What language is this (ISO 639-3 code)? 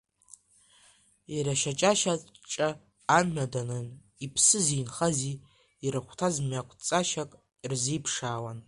abk